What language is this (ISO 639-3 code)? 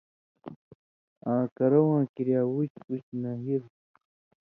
mvy